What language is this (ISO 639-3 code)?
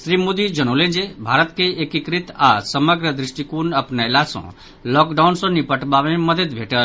mai